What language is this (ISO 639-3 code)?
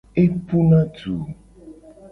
gej